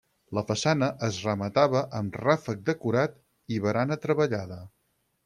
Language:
Catalan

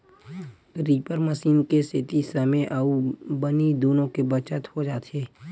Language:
Chhattisgarhi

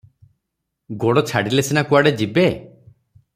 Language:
Odia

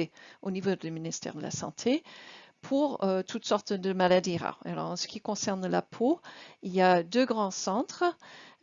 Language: French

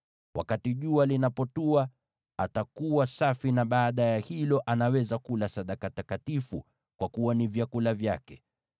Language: Swahili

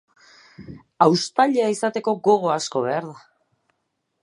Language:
Basque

